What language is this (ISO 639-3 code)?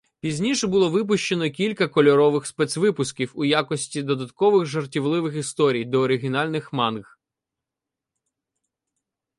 ukr